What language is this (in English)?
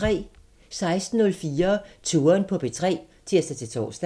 Danish